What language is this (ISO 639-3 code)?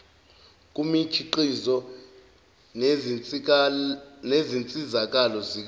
zul